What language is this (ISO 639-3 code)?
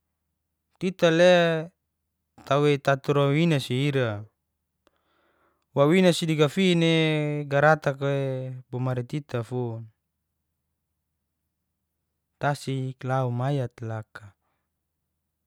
ges